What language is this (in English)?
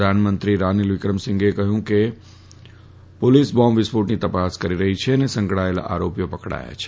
Gujarati